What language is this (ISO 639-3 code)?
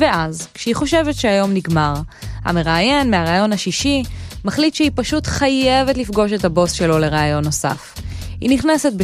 heb